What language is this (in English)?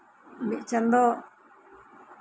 Santali